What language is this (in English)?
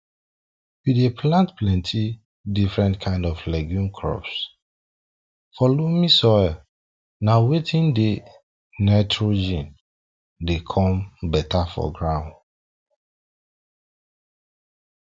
Nigerian Pidgin